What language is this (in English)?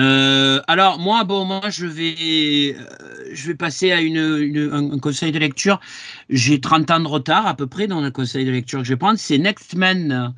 French